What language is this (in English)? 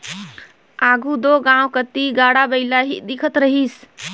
Chhattisgarhi